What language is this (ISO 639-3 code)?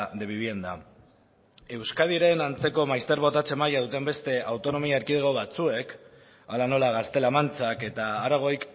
eus